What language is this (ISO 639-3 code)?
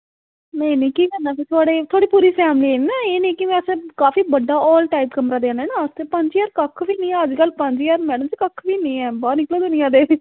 doi